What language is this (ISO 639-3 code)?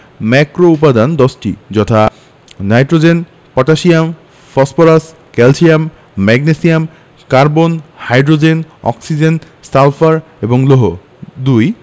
ben